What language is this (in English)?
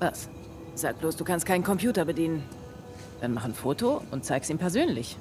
German